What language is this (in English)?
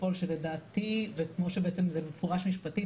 Hebrew